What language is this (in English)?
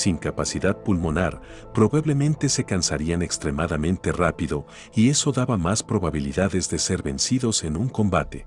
Spanish